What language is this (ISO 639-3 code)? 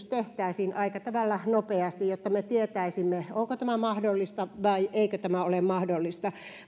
fin